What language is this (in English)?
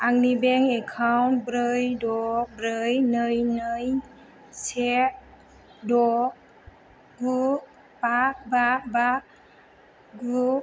Bodo